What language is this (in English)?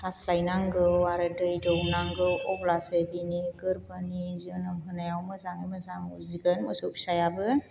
Bodo